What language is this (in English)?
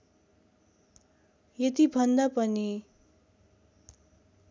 Nepali